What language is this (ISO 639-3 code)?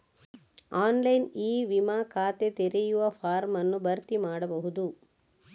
kan